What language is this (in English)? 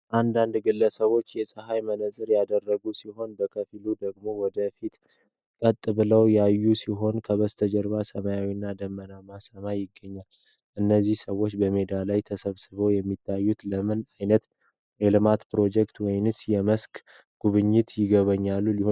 Amharic